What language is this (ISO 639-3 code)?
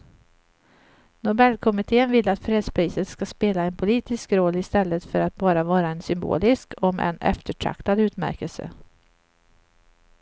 swe